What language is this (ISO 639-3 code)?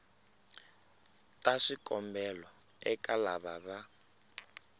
tso